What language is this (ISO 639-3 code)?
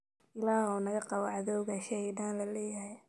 som